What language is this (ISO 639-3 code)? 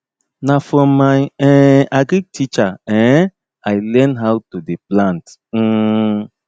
pcm